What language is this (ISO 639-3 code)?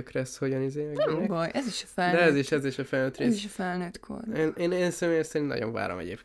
hun